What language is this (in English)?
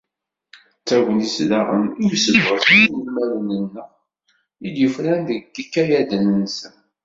Kabyle